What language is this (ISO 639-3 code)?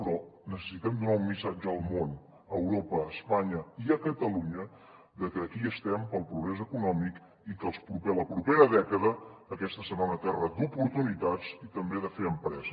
cat